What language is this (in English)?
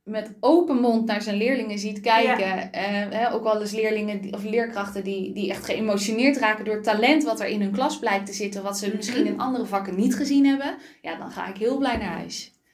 Dutch